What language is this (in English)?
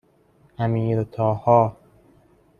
Persian